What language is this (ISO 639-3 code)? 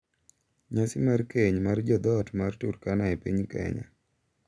luo